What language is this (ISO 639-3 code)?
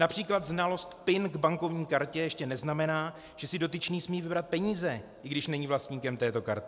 ces